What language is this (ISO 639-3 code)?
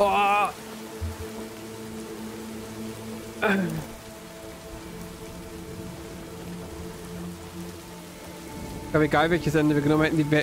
deu